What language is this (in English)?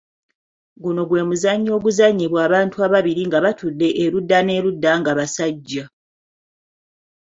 Ganda